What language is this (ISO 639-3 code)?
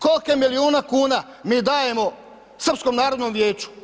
hrv